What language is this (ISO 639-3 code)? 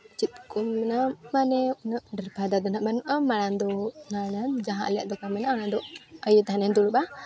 sat